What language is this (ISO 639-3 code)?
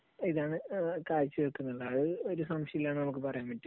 mal